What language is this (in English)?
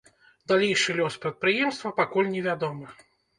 Belarusian